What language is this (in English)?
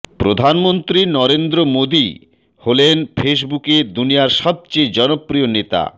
Bangla